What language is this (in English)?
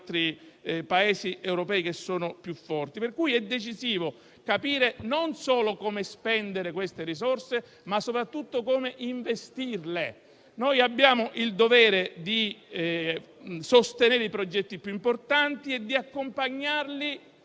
Italian